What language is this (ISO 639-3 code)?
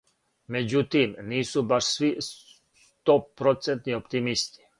srp